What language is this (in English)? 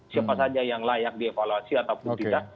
Indonesian